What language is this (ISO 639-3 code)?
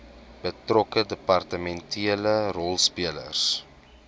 afr